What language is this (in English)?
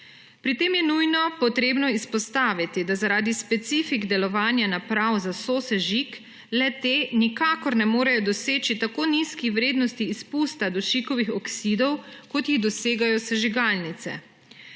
Slovenian